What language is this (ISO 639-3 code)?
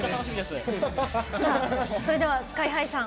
jpn